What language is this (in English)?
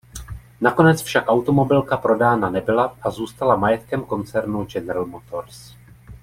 Czech